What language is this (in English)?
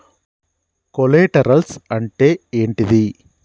Telugu